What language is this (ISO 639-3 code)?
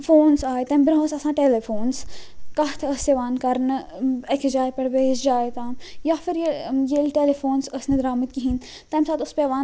kas